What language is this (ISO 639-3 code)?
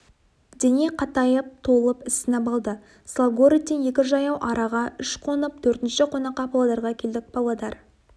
kaz